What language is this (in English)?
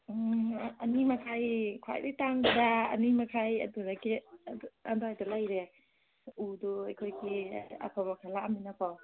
Manipuri